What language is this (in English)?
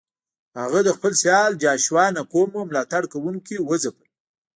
Pashto